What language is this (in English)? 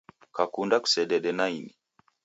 Taita